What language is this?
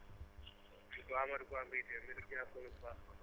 Wolof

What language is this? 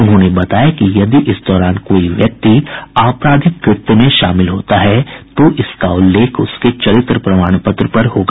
Hindi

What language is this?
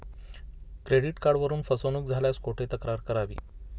Marathi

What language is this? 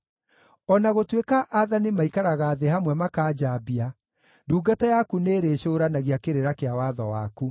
Kikuyu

